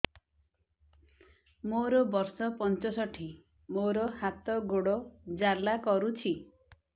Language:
Odia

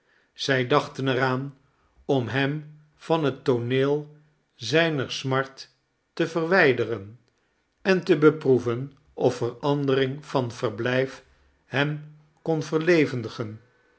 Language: Dutch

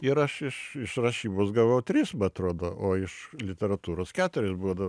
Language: Lithuanian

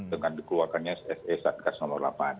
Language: Indonesian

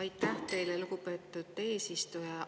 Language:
Estonian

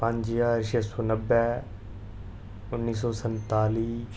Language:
Dogri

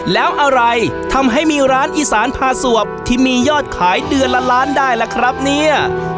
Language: Thai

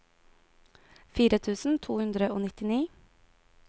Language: Norwegian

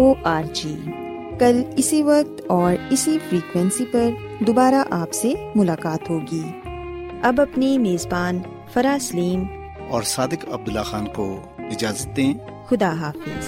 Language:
Urdu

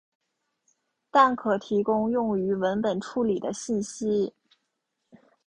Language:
Chinese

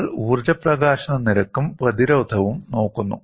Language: Malayalam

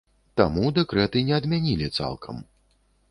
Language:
Belarusian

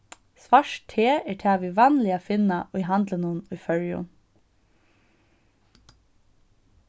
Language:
Faroese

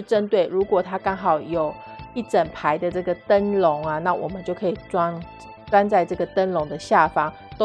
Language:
Chinese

